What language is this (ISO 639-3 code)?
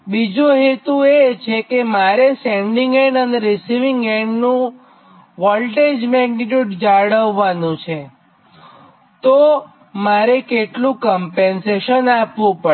guj